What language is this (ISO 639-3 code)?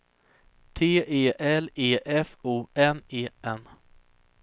swe